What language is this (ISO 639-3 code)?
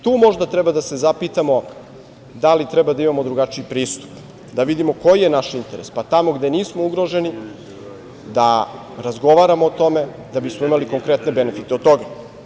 srp